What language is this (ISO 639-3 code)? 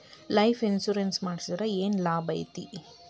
kan